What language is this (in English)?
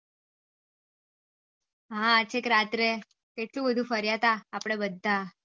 Gujarati